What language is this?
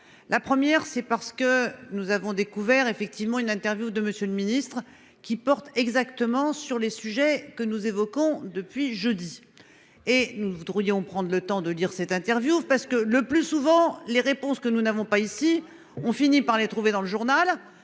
French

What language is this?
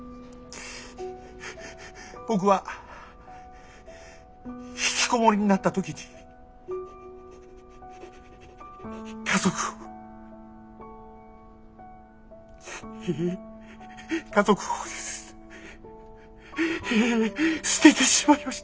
Japanese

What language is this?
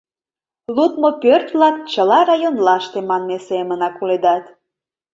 Mari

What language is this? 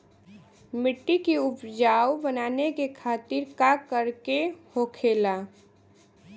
Bhojpuri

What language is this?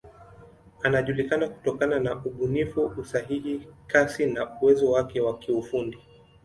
Swahili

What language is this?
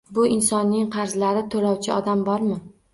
Uzbek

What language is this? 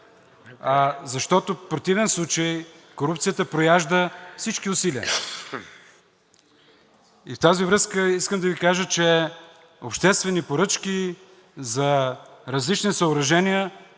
Bulgarian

